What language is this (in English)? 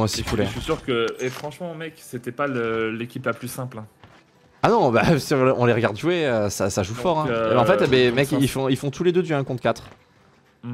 French